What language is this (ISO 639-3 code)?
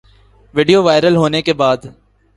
urd